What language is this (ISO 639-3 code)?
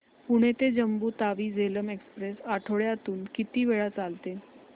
mar